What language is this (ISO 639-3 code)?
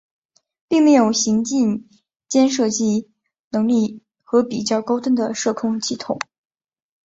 zho